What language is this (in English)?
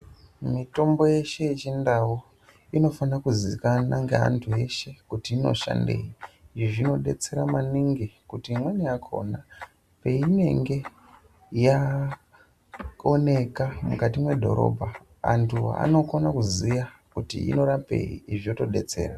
Ndau